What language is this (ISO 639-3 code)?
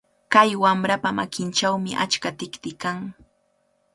qvl